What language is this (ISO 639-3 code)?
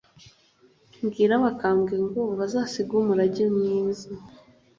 kin